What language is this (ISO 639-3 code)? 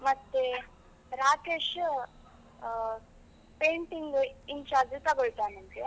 kan